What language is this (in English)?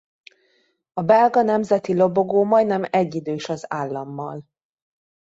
Hungarian